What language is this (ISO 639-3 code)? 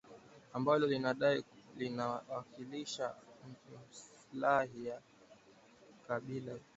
swa